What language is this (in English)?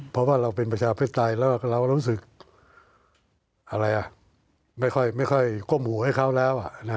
Thai